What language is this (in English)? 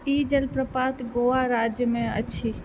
Maithili